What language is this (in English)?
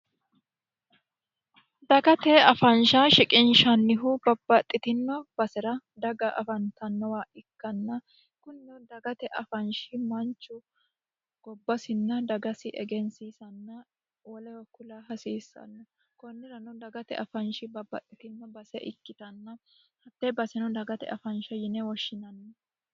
Sidamo